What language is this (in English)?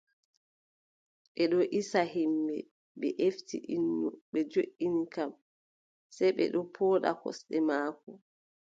Adamawa Fulfulde